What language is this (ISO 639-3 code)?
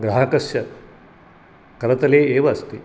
san